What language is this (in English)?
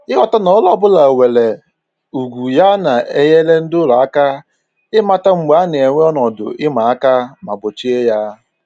Igbo